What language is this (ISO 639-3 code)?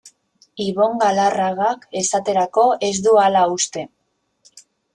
eus